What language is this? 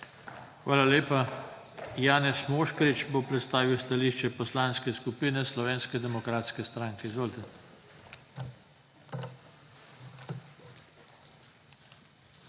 Slovenian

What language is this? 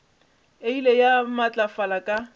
Northern Sotho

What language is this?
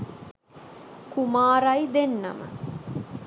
Sinhala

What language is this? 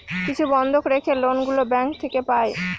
Bangla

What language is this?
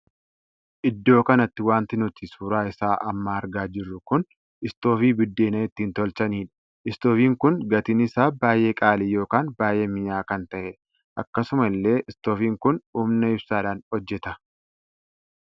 Oromo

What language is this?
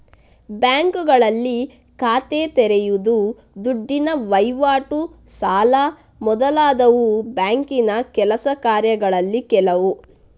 Kannada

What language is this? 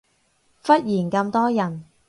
Cantonese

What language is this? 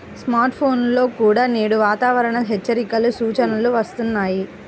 Telugu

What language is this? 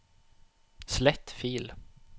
Norwegian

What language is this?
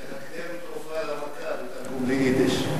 Hebrew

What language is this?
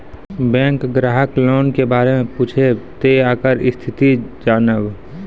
Maithili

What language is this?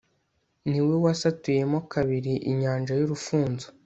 Kinyarwanda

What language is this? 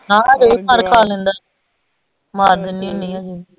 Punjabi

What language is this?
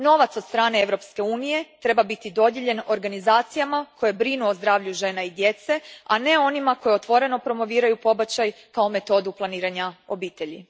Croatian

